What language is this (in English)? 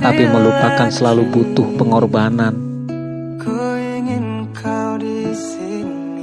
Indonesian